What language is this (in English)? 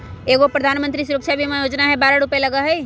Magahi